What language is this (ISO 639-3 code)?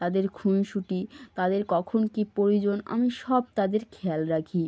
ben